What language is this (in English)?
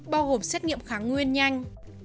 Vietnamese